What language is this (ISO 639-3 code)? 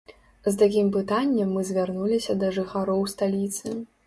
bel